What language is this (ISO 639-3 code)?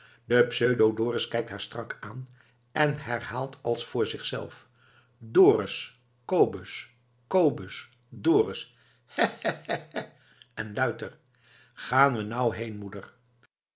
nld